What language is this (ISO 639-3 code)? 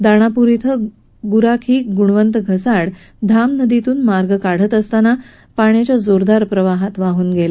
mar